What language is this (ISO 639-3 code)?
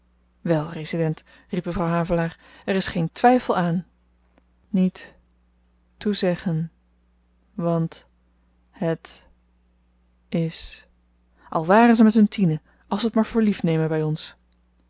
nld